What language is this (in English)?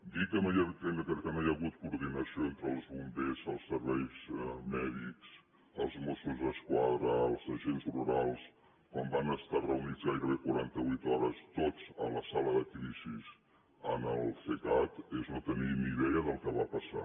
Catalan